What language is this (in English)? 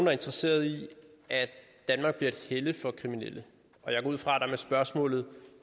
Danish